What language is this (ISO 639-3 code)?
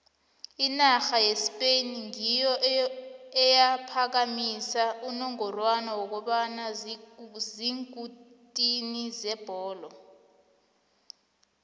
nbl